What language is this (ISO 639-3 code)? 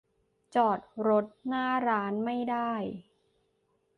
tha